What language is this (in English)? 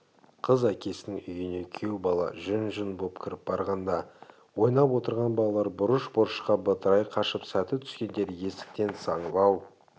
Kazakh